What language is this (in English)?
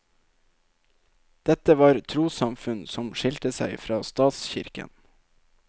Norwegian